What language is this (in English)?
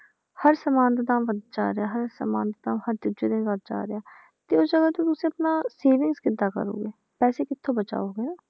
Punjabi